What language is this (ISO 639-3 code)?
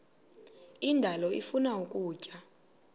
xho